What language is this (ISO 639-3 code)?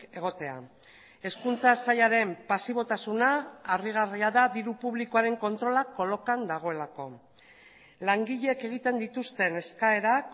eus